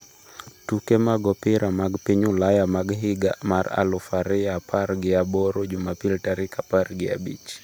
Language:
Luo (Kenya and Tanzania)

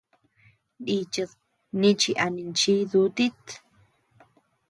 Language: Tepeuxila Cuicatec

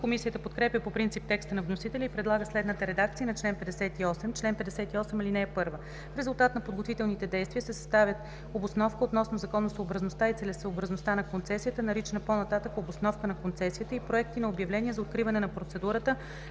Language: Bulgarian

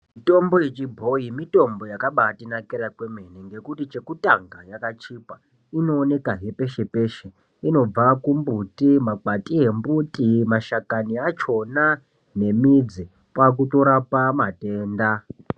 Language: Ndau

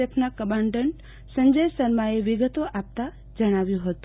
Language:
Gujarati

